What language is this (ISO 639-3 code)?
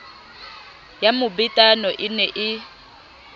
sot